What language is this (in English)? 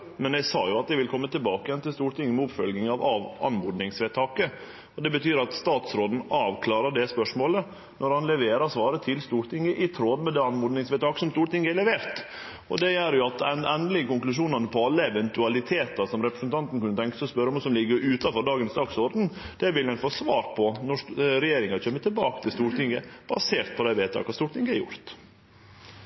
Norwegian Nynorsk